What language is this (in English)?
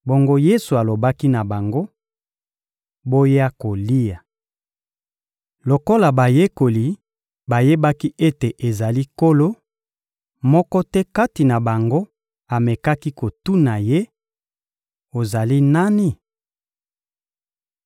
Lingala